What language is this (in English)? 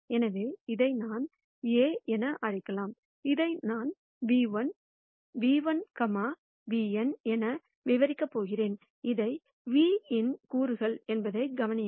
Tamil